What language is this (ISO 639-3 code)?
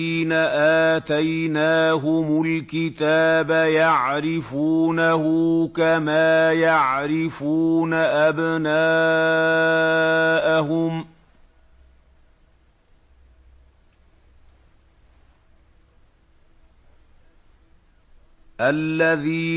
ara